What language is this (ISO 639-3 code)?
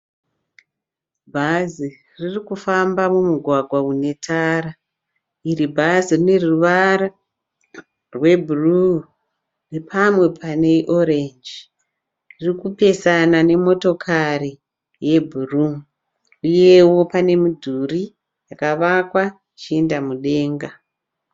sna